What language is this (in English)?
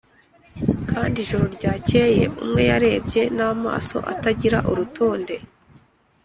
Kinyarwanda